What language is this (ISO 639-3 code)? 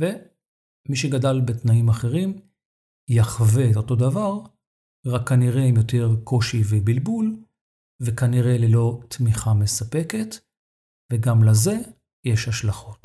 heb